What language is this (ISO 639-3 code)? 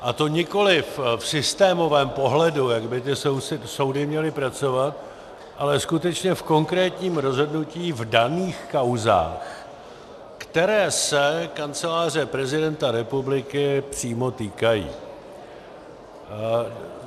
ces